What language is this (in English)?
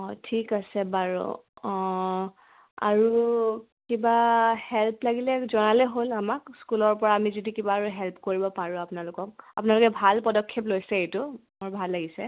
Assamese